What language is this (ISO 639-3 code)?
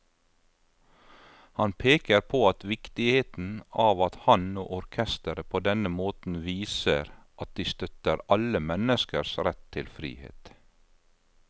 nor